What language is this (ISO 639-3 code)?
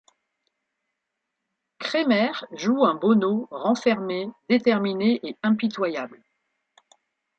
fra